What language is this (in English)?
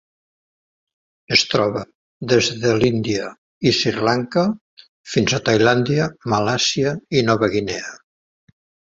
Catalan